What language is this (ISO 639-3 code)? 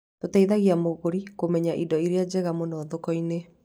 kik